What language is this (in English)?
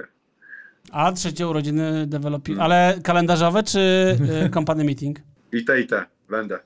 Polish